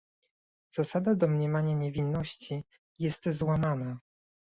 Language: Polish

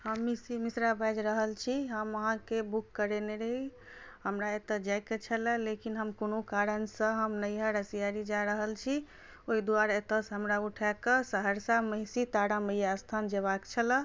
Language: Maithili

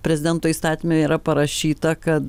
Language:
Lithuanian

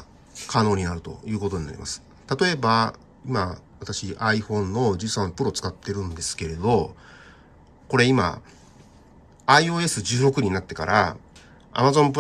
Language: Japanese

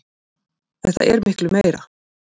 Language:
Icelandic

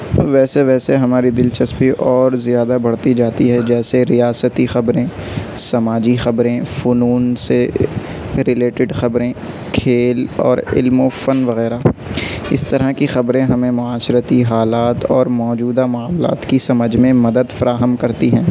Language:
Urdu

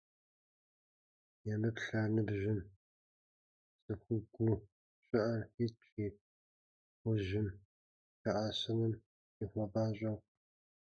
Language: Kabardian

